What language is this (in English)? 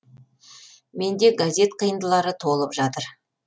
Kazakh